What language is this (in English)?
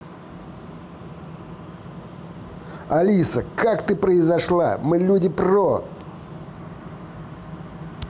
Russian